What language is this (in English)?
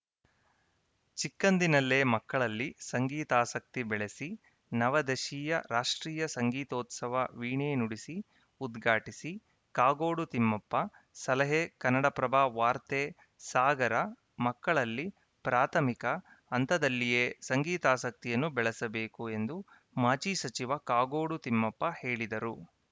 Kannada